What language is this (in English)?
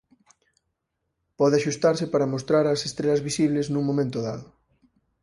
Galician